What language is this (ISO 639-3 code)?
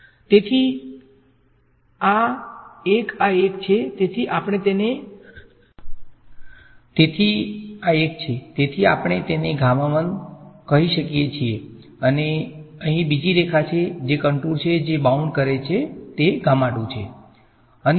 guj